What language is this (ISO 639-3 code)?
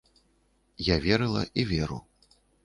bel